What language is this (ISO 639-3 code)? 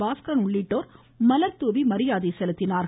tam